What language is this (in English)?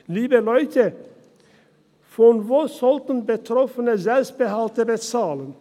Swiss German